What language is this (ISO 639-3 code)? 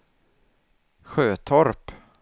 swe